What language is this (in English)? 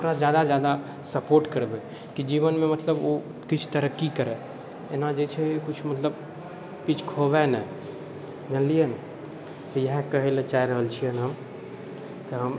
Maithili